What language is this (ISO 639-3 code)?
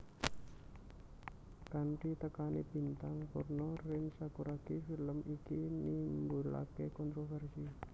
jav